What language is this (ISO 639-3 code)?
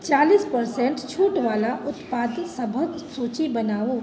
mai